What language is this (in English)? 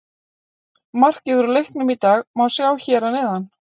Icelandic